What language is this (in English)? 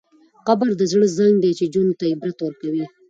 Pashto